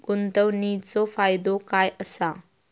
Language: Marathi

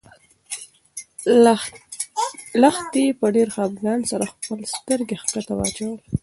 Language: Pashto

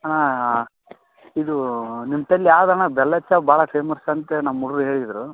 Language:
Kannada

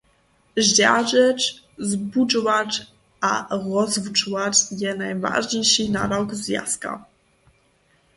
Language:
Upper Sorbian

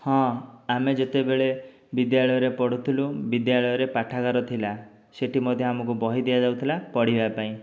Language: Odia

